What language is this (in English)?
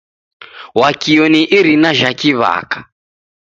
Taita